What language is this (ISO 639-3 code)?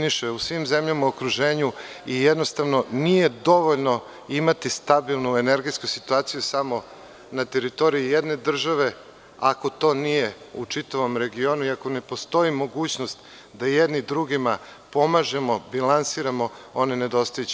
srp